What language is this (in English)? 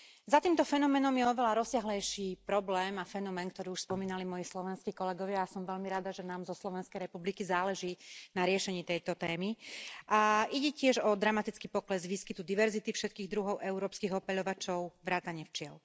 Slovak